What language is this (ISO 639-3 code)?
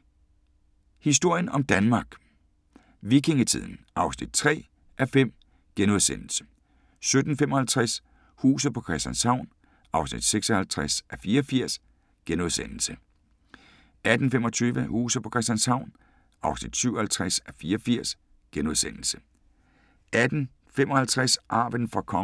dan